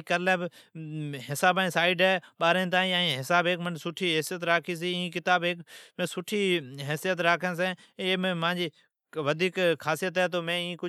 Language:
Od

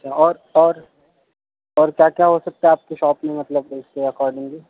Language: Urdu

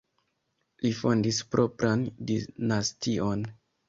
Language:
Esperanto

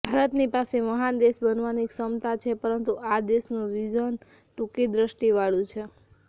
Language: Gujarati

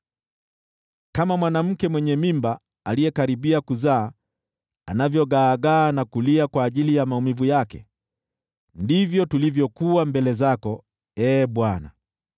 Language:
Swahili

